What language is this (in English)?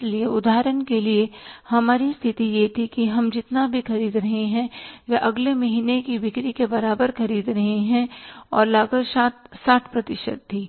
Hindi